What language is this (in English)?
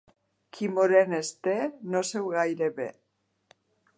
Catalan